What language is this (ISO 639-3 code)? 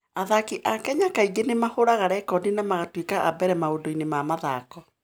kik